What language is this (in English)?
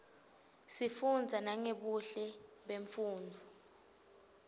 Swati